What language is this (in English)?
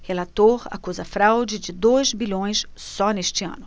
Portuguese